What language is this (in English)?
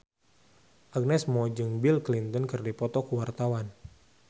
Sundanese